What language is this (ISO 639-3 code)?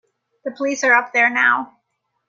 eng